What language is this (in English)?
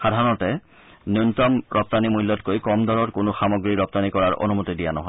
Assamese